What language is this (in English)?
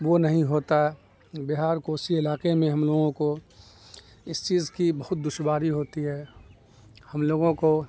Urdu